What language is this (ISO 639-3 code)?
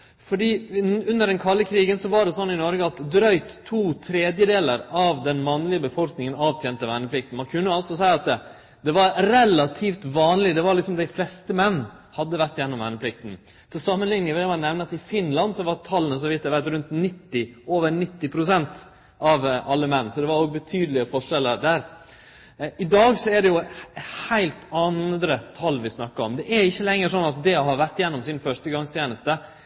nno